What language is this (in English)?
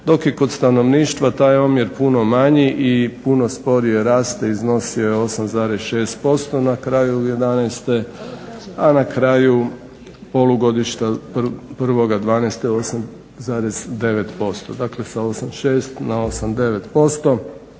Croatian